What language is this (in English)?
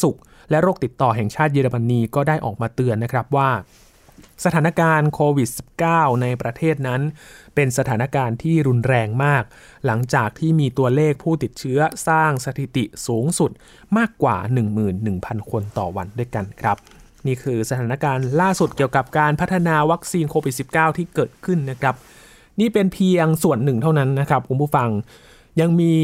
Thai